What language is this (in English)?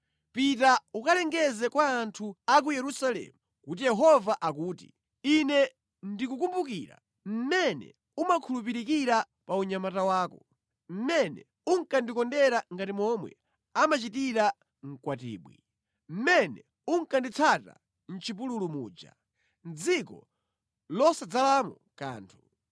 Nyanja